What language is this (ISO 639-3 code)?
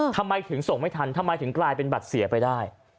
tha